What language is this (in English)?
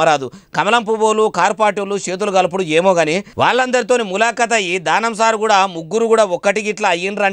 Telugu